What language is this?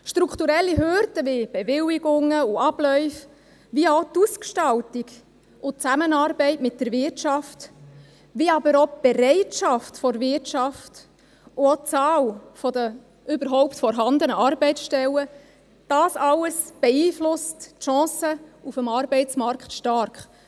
Swiss German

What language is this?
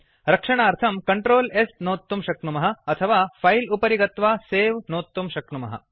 Sanskrit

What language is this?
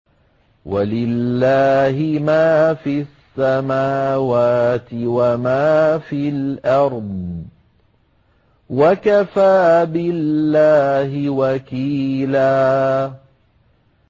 Arabic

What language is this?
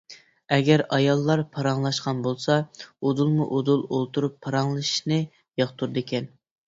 Uyghur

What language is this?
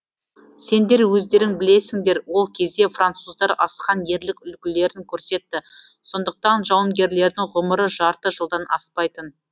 Kazakh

